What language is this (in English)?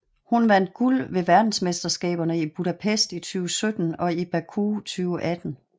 Danish